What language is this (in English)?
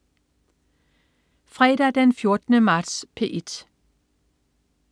Danish